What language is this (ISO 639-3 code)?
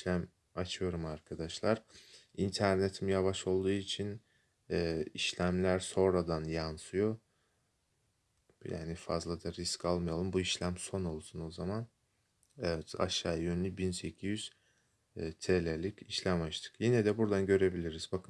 tur